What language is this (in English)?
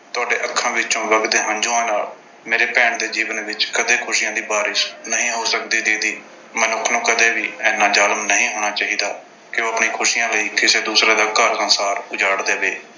Punjabi